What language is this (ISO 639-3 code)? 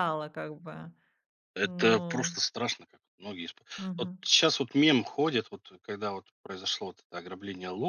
rus